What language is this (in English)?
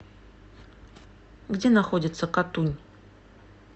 Russian